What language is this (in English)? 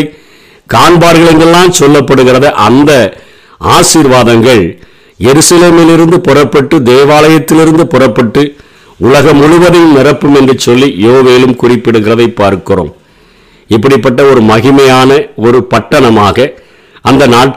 Tamil